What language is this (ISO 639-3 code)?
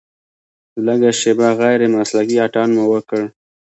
pus